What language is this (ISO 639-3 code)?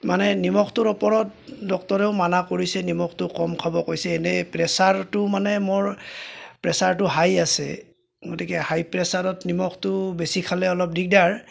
asm